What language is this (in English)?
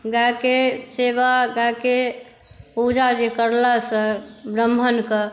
Maithili